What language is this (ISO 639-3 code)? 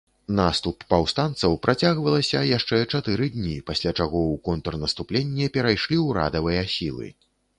bel